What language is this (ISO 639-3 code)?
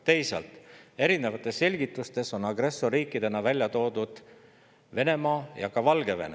est